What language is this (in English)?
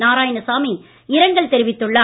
Tamil